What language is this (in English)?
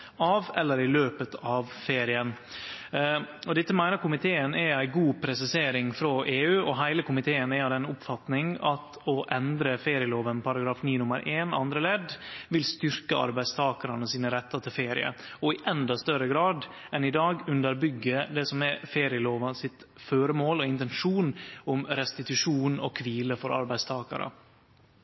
Norwegian Nynorsk